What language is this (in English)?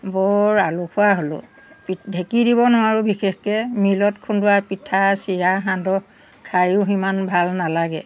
Assamese